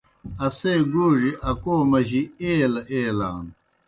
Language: Kohistani Shina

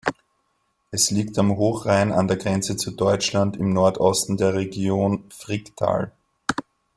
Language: German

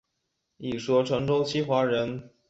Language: Chinese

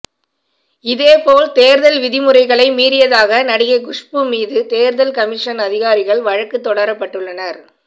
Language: Tamil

